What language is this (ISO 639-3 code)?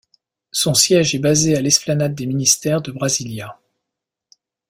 fra